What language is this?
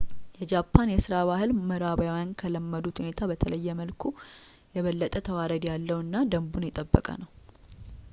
Amharic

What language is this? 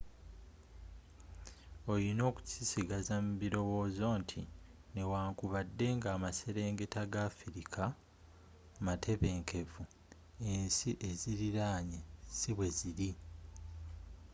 Ganda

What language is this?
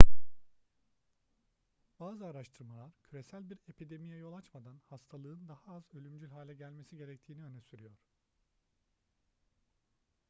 Turkish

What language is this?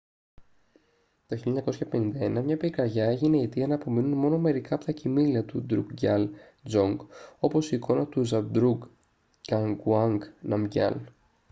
Greek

